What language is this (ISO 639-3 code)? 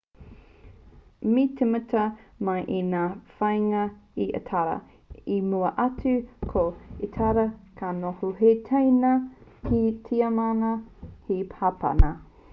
mri